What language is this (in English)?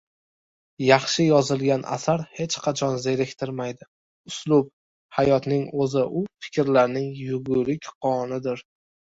Uzbek